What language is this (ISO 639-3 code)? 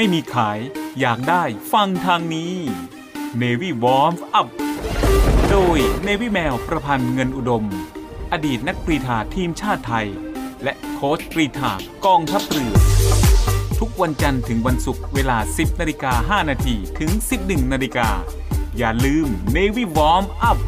tha